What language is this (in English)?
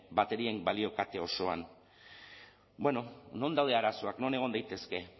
Basque